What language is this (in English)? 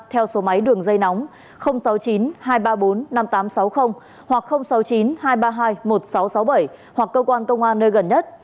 Vietnamese